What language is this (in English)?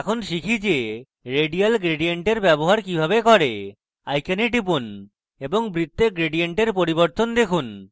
Bangla